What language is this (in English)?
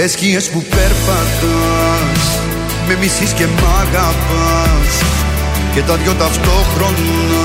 Greek